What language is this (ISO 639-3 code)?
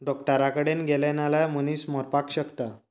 kok